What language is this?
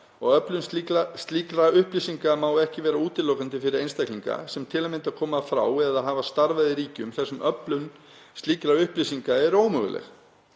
Icelandic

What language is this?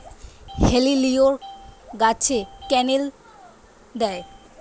Bangla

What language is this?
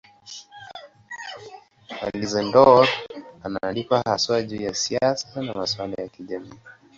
Swahili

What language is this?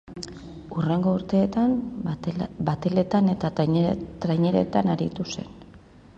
Basque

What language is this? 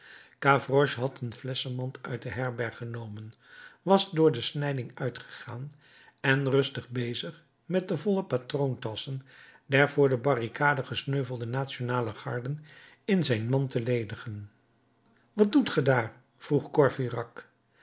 Dutch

